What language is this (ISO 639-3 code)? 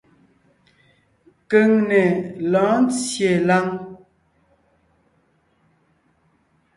nnh